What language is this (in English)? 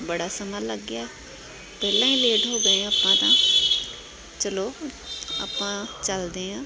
Punjabi